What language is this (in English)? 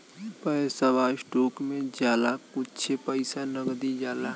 Bhojpuri